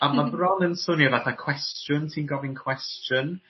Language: Welsh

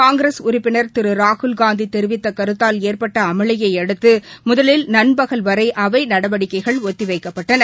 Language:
Tamil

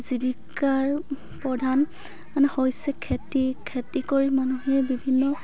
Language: Assamese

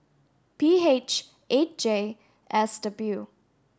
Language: English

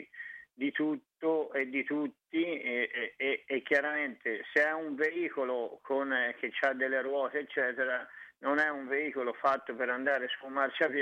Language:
Italian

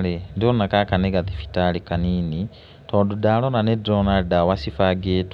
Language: Kikuyu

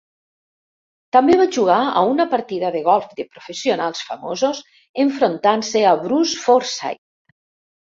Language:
Catalan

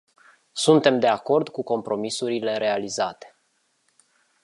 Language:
Romanian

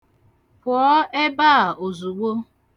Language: Igbo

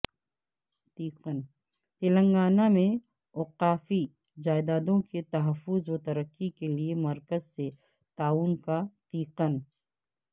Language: Urdu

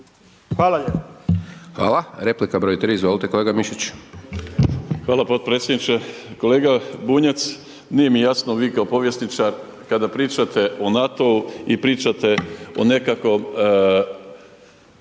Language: Croatian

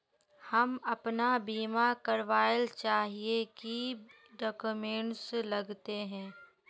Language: Magahi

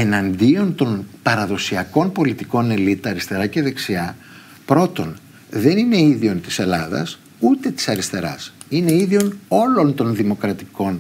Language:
Greek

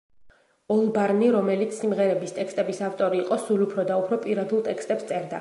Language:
Georgian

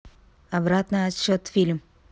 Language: Russian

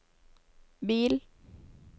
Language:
Norwegian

